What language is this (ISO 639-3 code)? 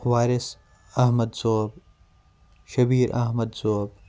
kas